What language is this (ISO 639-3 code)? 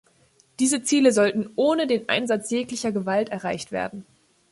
deu